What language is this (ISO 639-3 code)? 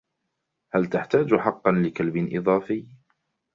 ara